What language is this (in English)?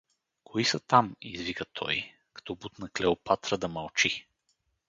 Bulgarian